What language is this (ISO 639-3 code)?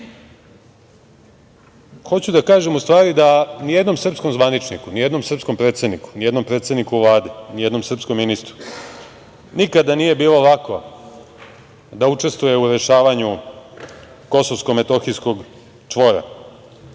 srp